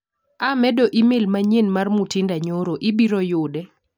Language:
Luo (Kenya and Tanzania)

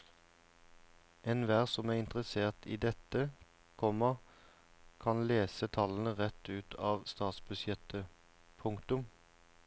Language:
Norwegian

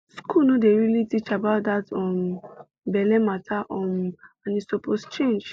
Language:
Nigerian Pidgin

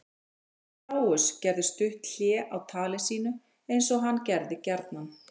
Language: Icelandic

